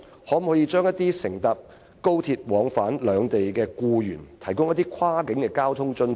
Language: Cantonese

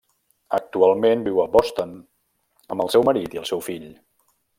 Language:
Catalan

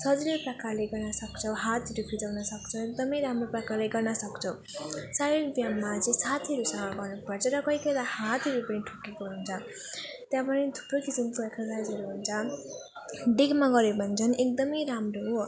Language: Nepali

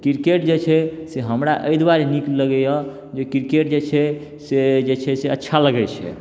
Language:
Maithili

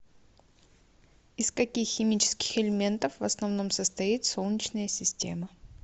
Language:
Russian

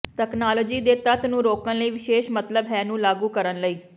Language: Punjabi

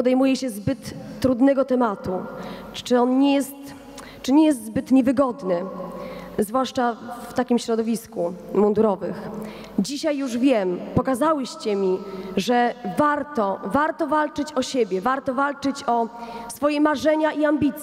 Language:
Polish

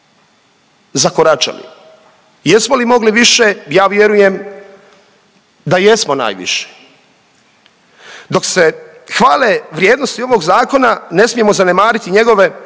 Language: Croatian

